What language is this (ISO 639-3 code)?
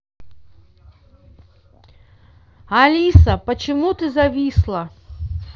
rus